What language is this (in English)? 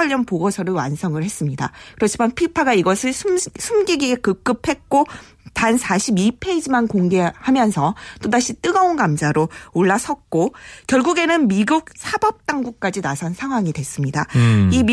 Korean